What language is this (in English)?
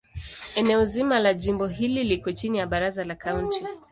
Swahili